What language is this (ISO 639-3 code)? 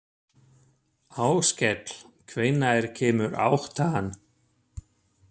isl